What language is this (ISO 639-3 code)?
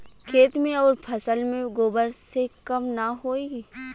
bho